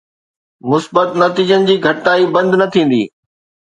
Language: Sindhi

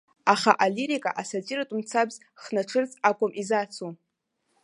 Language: Abkhazian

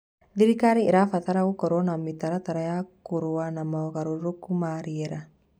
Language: Kikuyu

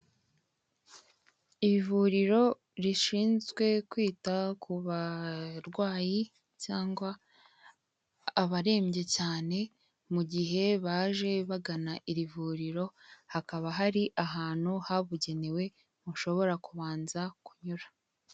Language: Kinyarwanda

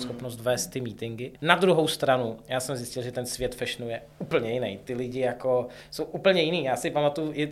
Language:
Czech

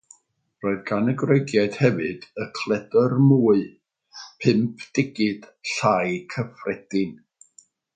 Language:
Welsh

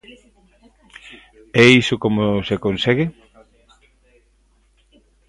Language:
Galician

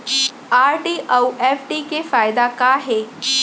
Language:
Chhattisgarhi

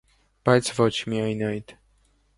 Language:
Armenian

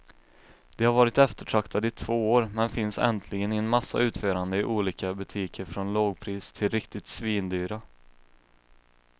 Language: Swedish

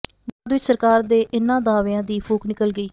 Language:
Punjabi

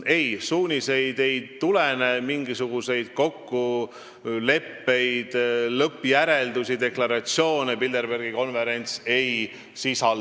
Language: Estonian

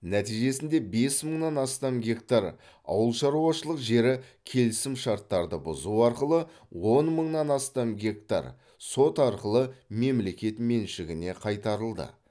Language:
Kazakh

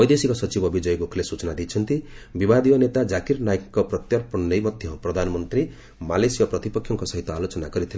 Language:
Odia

